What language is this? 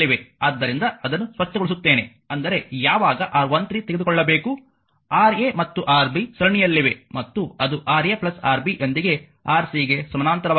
Kannada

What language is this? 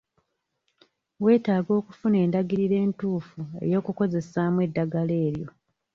Ganda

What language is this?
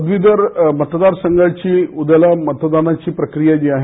Marathi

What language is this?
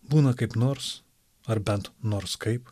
Lithuanian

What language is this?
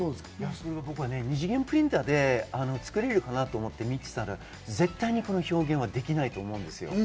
Japanese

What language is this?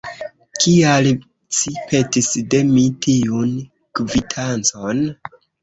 Esperanto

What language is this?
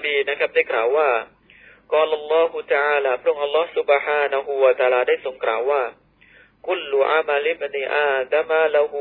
Thai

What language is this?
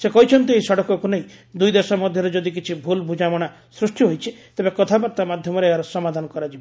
Odia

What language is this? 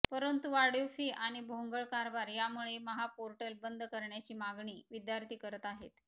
Marathi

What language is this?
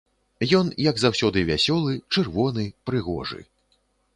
Belarusian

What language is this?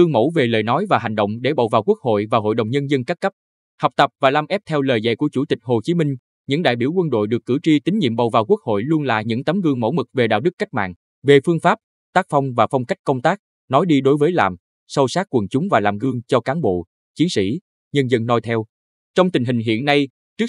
Vietnamese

